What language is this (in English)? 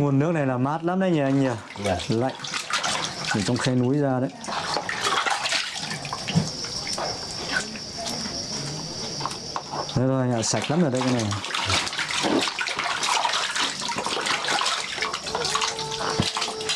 Vietnamese